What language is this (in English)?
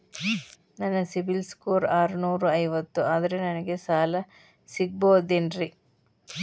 Kannada